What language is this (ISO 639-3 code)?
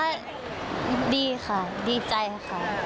tha